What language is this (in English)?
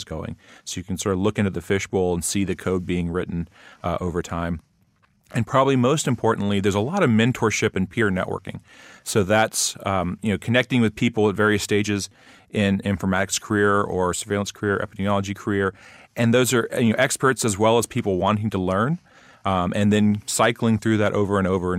English